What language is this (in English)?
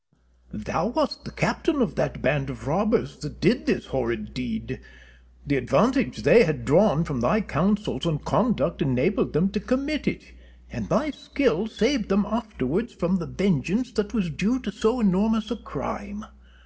English